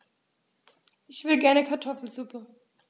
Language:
German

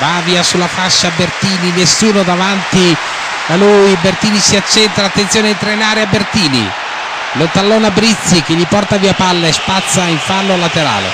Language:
Italian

